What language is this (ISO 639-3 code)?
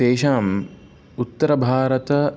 san